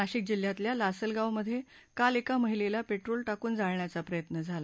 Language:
Marathi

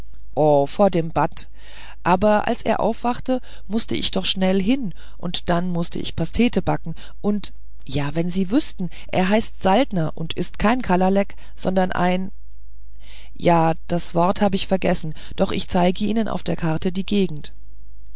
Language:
German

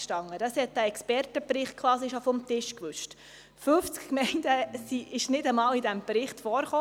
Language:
Swiss German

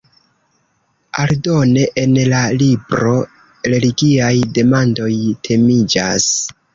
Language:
Esperanto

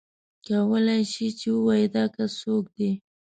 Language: Pashto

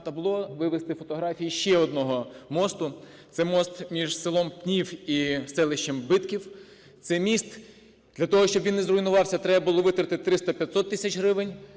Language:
Ukrainian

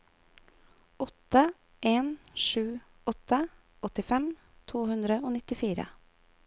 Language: Norwegian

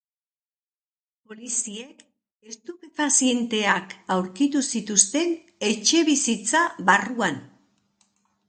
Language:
Basque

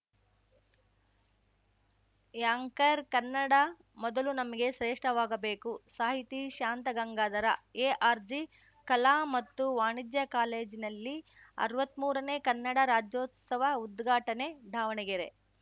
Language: Kannada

